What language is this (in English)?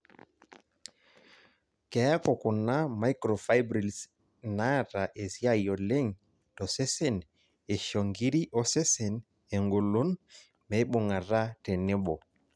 Masai